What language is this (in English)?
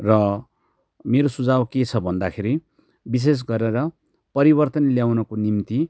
Nepali